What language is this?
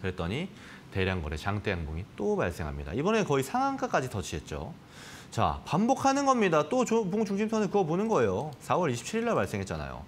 Korean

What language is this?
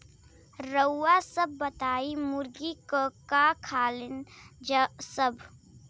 Bhojpuri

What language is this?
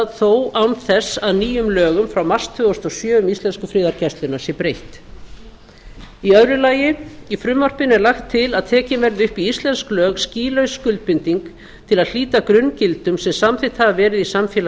Icelandic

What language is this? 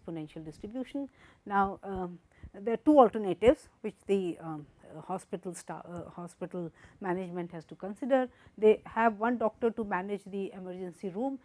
English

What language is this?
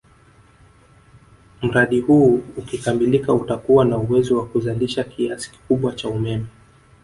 Swahili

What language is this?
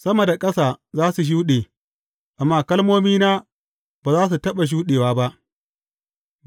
Hausa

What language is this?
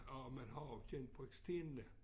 Danish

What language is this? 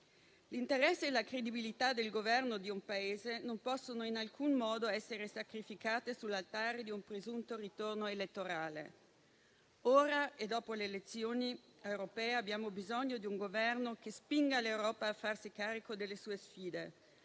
Italian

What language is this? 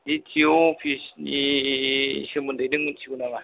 Bodo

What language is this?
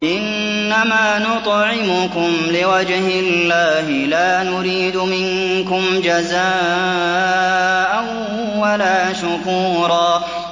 Arabic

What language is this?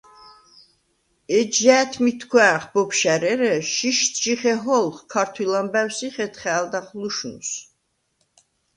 Svan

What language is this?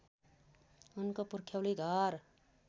Nepali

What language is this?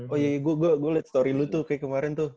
Indonesian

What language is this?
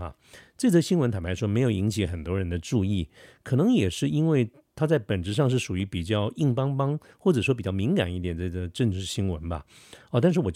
Chinese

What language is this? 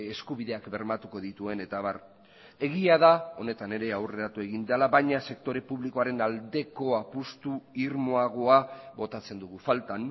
Basque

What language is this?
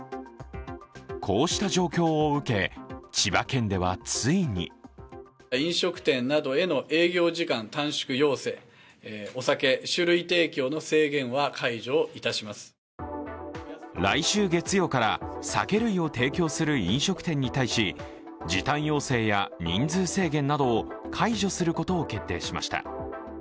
Japanese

